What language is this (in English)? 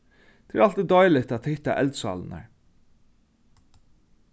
Faroese